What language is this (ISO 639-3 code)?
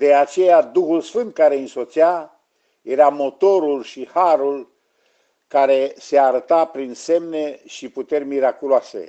ron